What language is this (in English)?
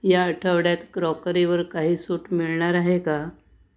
Marathi